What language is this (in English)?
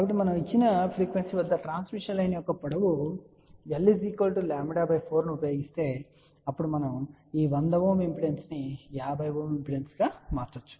Telugu